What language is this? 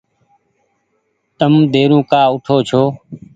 Goaria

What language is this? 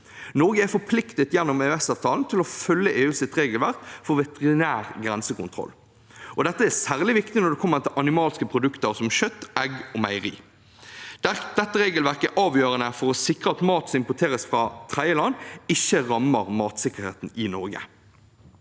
Norwegian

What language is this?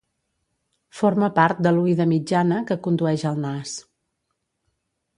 Catalan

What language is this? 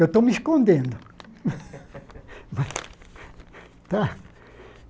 Portuguese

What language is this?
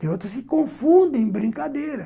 Portuguese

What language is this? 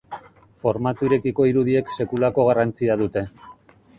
Basque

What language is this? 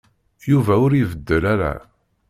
Kabyle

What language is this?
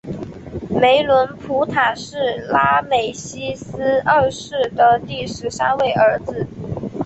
Chinese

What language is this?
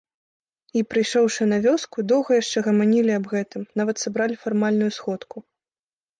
Belarusian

